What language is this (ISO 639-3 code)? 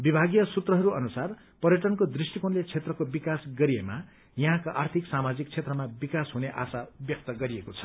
nep